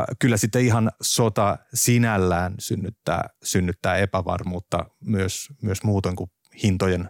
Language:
Finnish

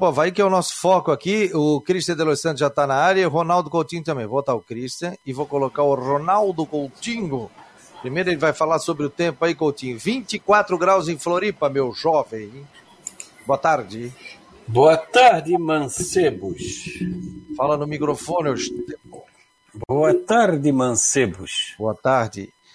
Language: Portuguese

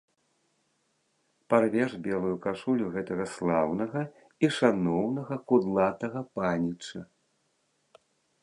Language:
Belarusian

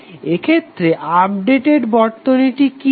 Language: Bangla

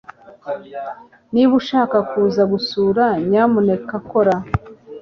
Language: Kinyarwanda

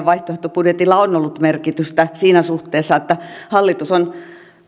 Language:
Finnish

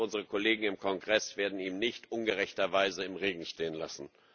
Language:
German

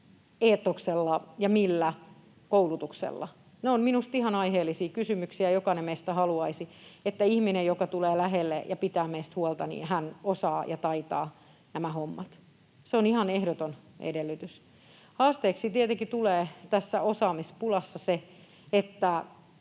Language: Finnish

